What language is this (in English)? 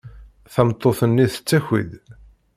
Kabyle